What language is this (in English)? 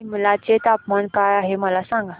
Marathi